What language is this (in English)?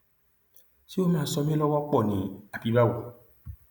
Yoruba